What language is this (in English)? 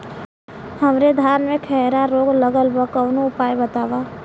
Bhojpuri